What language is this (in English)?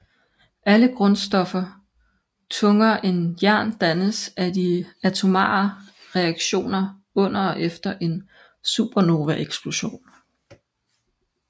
Danish